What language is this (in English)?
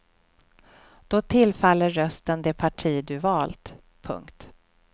Swedish